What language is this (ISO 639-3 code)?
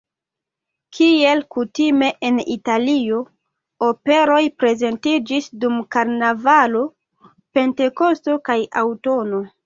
epo